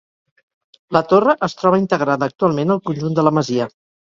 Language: Catalan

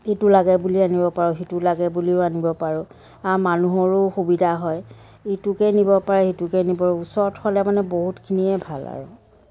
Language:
Assamese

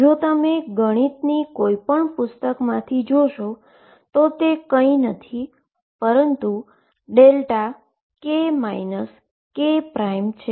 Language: Gujarati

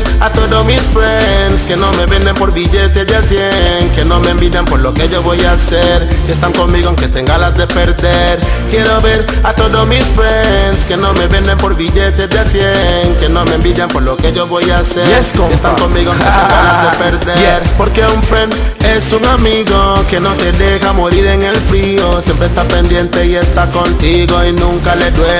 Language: Dutch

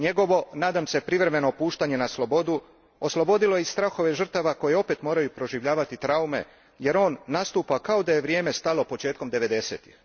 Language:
Croatian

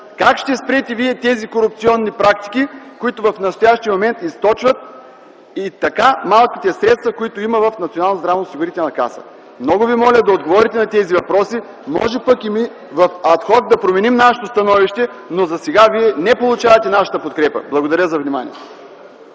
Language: Bulgarian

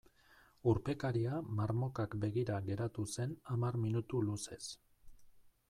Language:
Basque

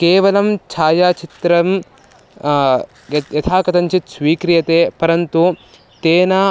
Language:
Sanskrit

